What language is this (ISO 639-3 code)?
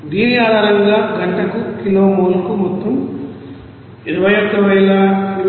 tel